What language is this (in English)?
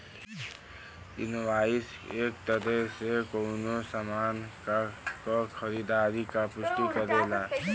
Bhojpuri